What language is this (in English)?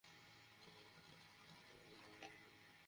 Bangla